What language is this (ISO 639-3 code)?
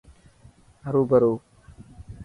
mki